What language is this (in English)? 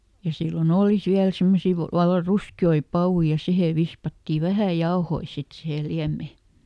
Finnish